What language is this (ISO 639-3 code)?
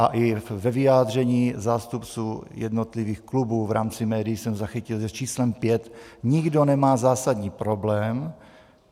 ces